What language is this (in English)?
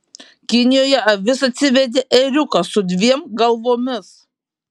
Lithuanian